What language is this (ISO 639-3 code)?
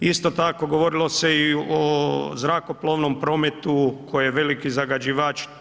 hrv